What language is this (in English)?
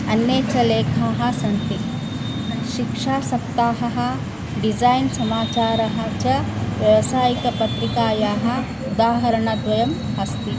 Sanskrit